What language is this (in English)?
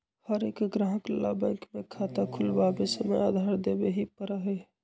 Magahi